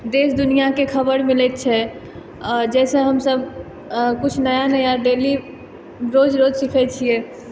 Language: Maithili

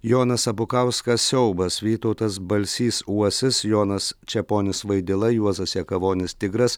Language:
Lithuanian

